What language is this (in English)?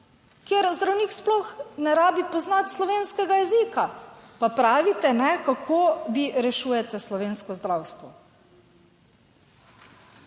Slovenian